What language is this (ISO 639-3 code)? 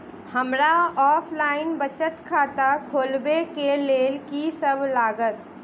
mai